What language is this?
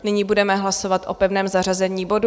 Czech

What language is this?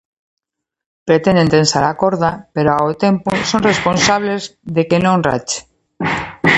Galician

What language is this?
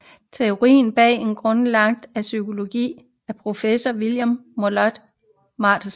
Danish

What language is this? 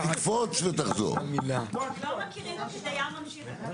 Hebrew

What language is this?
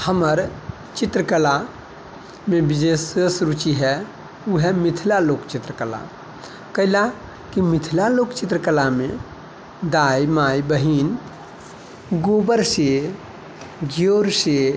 Maithili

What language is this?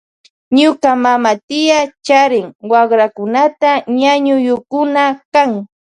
Loja Highland Quichua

